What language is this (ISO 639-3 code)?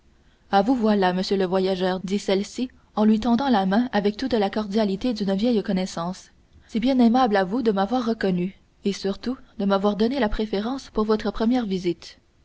fra